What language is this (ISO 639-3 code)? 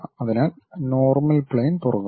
mal